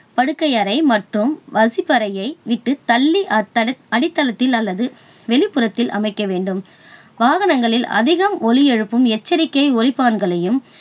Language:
Tamil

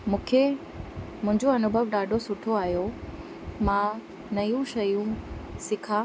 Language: Sindhi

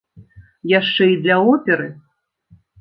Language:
Belarusian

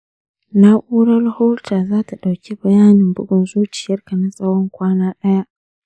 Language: Hausa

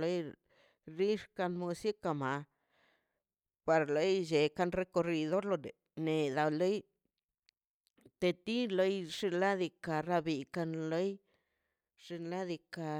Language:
Mazaltepec Zapotec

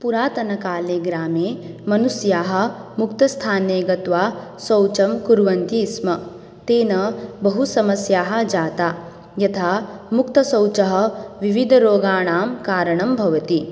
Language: Sanskrit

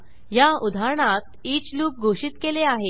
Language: Marathi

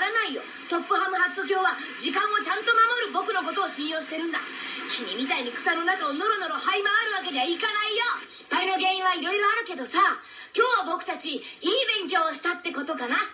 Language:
Japanese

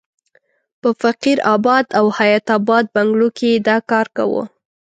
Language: Pashto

